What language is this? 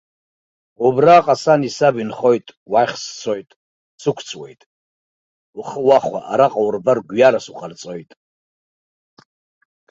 Abkhazian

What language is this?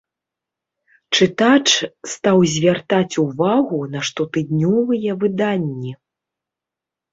Belarusian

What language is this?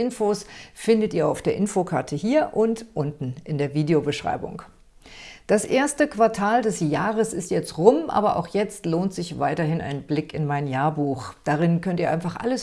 German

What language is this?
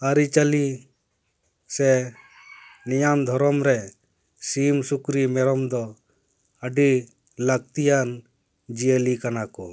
Santali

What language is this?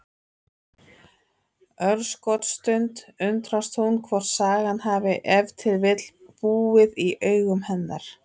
Icelandic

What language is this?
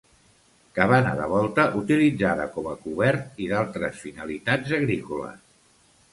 Catalan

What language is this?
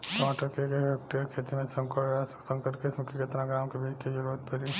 Bhojpuri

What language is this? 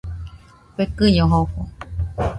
Nüpode Huitoto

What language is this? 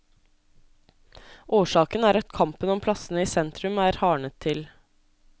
Norwegian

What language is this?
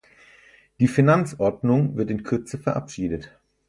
German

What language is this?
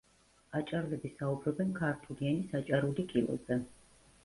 Georgian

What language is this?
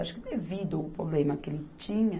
Portuguese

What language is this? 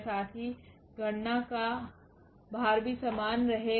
Hindi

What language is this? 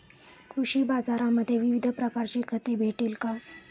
Marathi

